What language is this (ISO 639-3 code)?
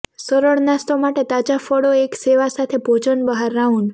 guj